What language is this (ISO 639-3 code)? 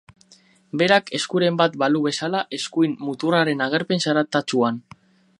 eus